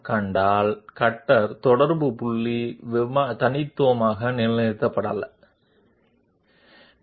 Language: Telugu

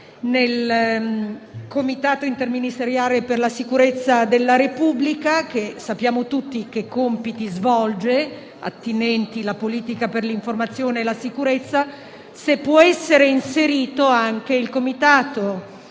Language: Italian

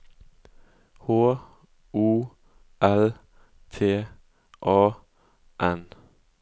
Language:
Norwegian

